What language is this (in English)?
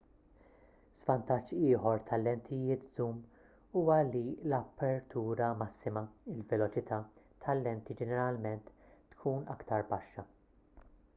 Maltese